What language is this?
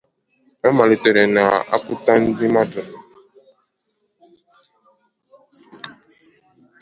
Igbo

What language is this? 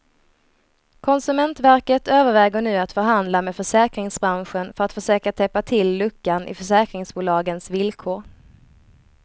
Swedish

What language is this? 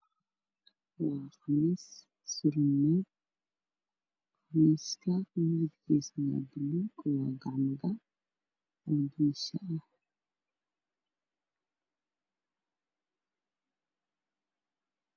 Somali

